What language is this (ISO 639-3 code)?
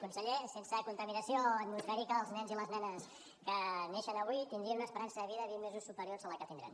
cat